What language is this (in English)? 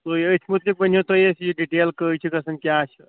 Kashmiri